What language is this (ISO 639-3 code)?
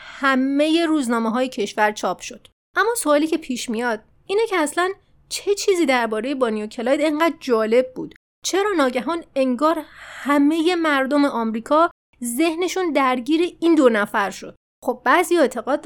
fas